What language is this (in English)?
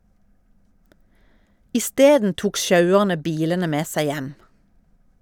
Norwegian